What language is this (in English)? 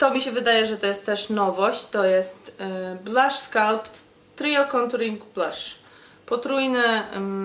Polish